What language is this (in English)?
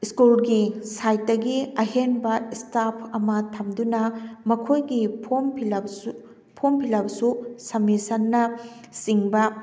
Manipuri